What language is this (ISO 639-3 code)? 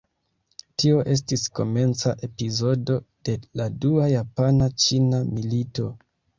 epo